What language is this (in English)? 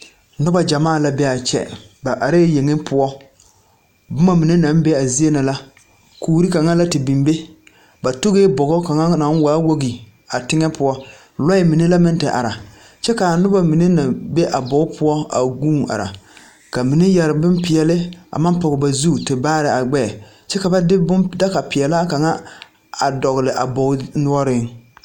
Southern Dagaare